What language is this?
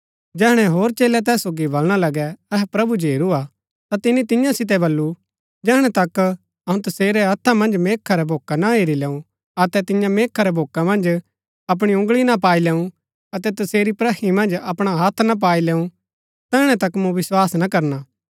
Gaddi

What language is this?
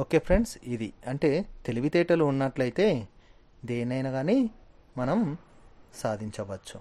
Telugu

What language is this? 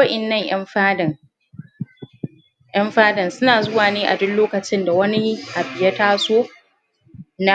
Hausa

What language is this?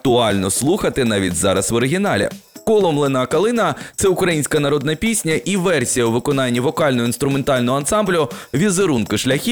Ukrainian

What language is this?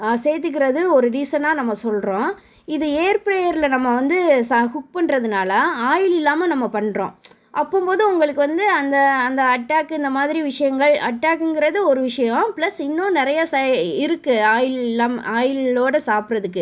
Tamil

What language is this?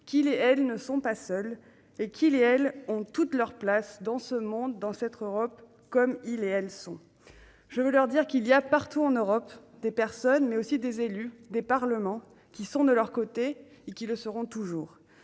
French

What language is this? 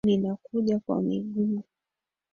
Swahili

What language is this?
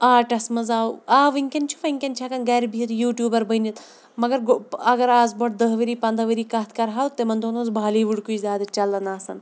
Kashmiri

